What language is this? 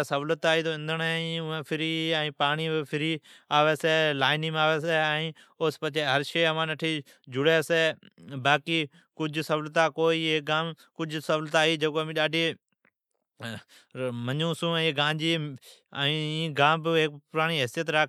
Od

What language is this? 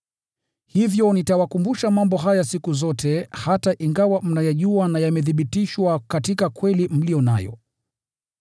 Swahili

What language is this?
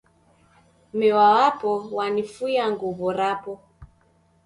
Taita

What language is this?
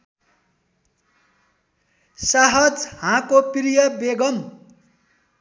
Nepali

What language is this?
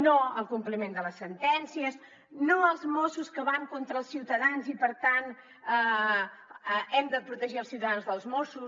Catalan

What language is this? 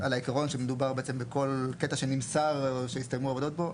Hebrew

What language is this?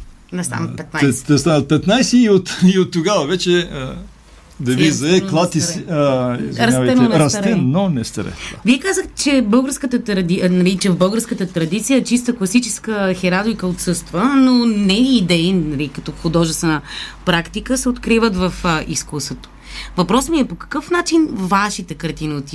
Bulgarian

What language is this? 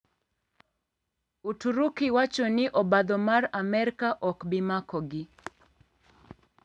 Luo (Kenya and Tanzania)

